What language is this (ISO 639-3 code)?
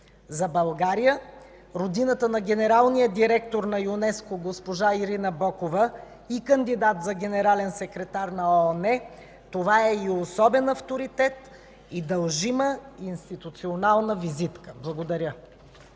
bul